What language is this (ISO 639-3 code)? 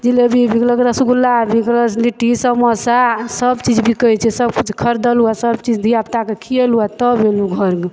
mai